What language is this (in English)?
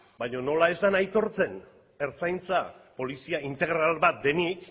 Basque